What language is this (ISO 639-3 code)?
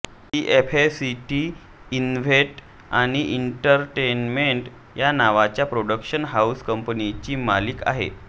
mar